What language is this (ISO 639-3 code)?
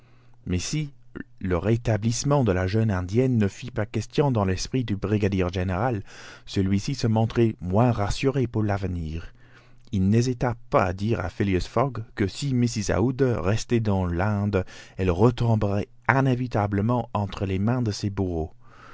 fra